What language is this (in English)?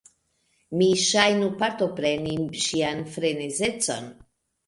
Esperanto